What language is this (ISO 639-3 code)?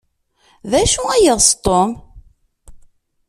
kab